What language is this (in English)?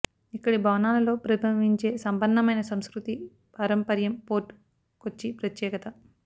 Telugu